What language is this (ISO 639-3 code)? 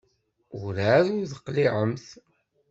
kab